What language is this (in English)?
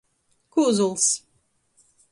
Latgalian